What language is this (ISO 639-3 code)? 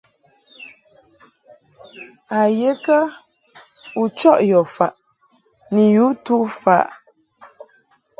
mhk